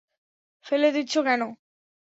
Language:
Bangla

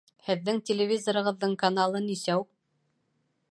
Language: Bashkir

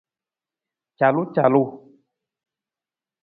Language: Nawdm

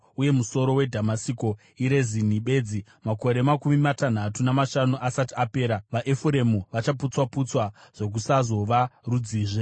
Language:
Shona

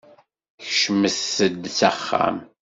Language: Kabyle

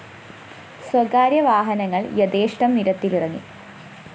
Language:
Malayalam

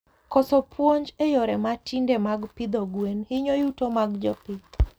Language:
Luo (Kenya and Tanzania)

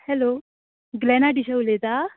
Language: Konkani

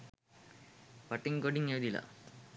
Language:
Sinhala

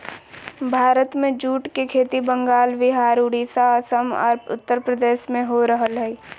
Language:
Magahi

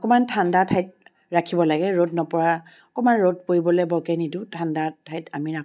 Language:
Assamese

